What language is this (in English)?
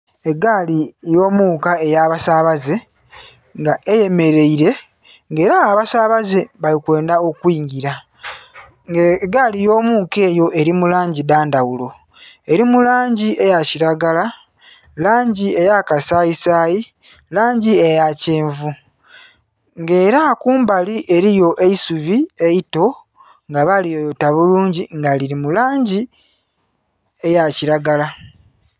Soga